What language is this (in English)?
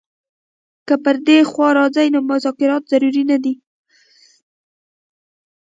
Pashto